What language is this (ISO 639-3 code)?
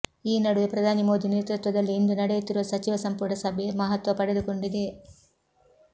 kan